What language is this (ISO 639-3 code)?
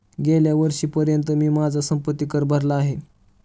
mar